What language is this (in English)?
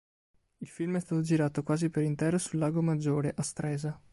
Italian